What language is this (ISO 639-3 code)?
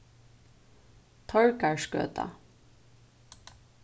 fao